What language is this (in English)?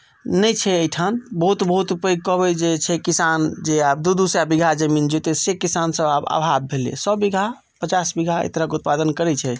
Maithili